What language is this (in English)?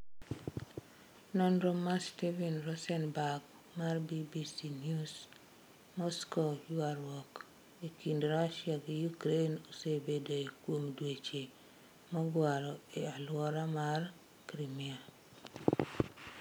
Luo (Kenya and Tanzania)